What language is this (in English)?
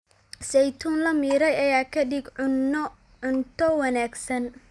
Somali